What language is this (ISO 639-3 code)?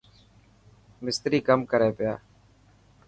mki